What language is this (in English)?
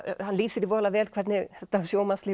Icelandic